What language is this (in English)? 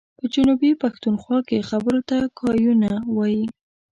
Pashto